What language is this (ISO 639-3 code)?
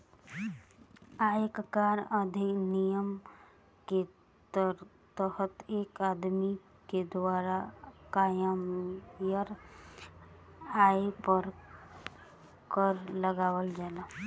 bho